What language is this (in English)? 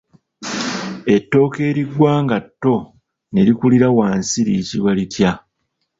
Ganda